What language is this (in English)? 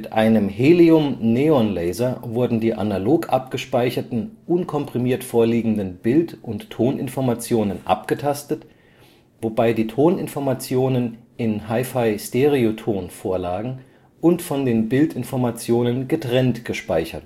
German